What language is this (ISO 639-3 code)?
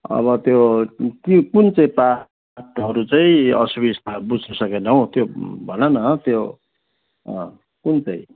nep